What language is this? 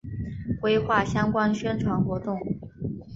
Chinese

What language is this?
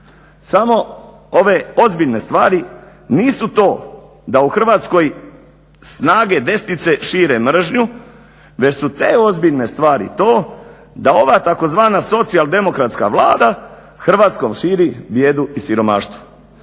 Croatian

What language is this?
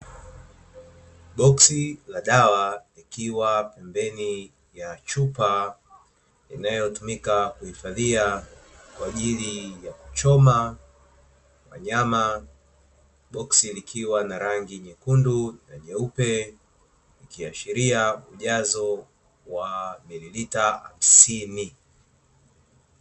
Swahili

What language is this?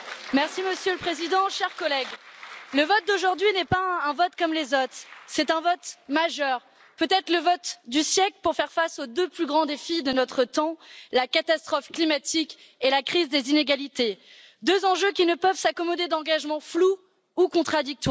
French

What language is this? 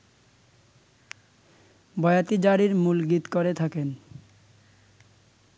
Bangla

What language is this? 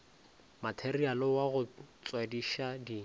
Northern Sotho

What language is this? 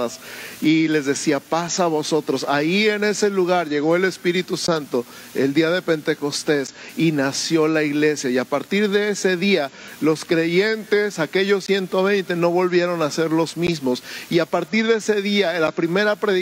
Spanish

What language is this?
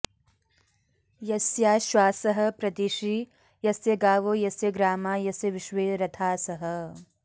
Sanskrit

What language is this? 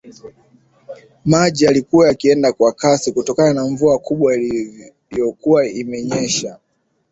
Swahili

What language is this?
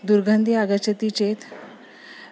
Sanskrit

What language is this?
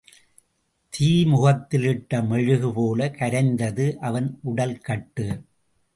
Tamil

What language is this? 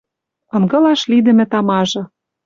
Western Mari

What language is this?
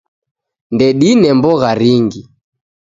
Taita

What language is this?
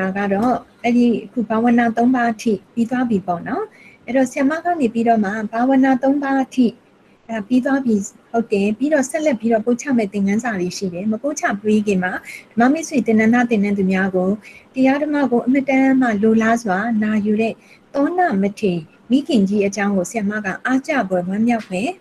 Korean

